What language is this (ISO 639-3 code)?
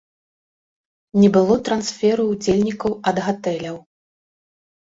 bel